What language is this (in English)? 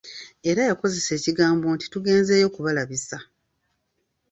Ganda